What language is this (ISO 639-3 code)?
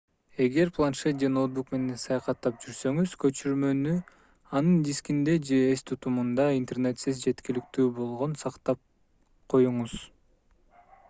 kir